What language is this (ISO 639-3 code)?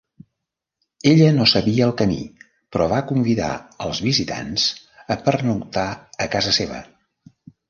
cat